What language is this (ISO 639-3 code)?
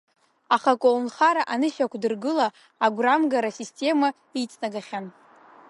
abk